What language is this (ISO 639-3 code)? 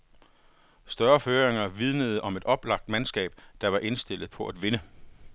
dan